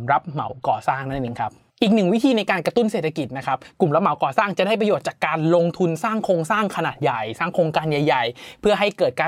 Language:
Thai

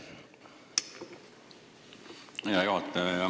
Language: Estonian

